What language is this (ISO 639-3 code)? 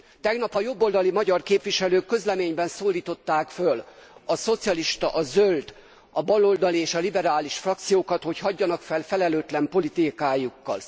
hun